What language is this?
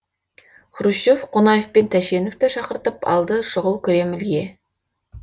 Kazakh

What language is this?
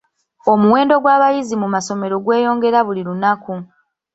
Ganda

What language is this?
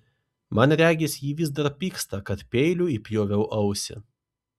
Lithuanian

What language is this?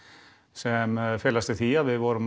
Icelandic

